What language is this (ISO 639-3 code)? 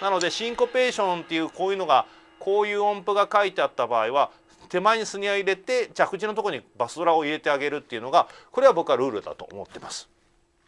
jpn